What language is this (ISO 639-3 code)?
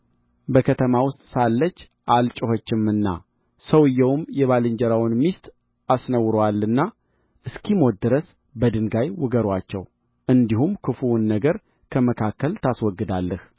amh